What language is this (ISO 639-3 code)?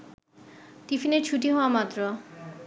ben